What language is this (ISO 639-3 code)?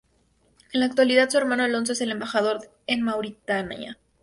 spa